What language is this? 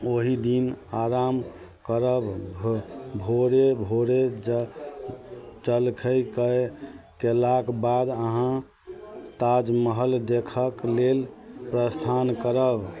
Maithili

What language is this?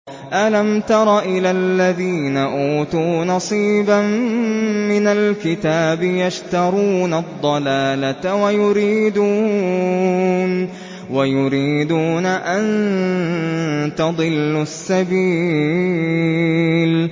Arabic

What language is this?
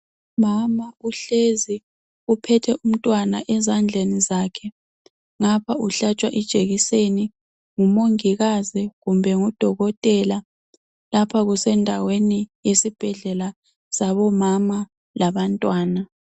North Ndebele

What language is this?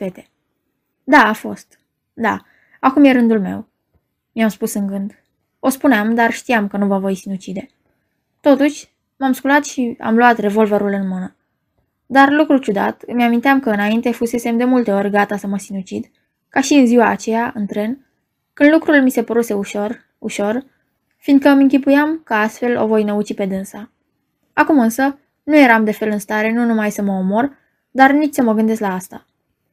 Romanian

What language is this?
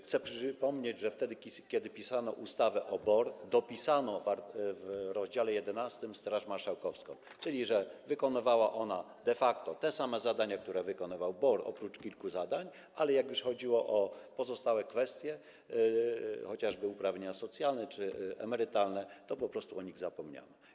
Polish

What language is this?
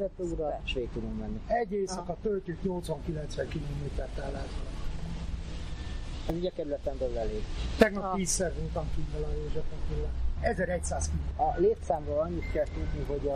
Hungarian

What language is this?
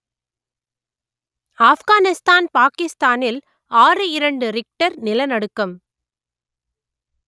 Tamil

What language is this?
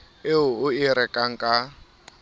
Southern Sotho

